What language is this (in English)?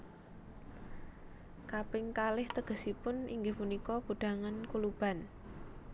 Javanese